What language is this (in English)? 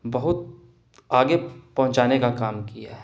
Urdu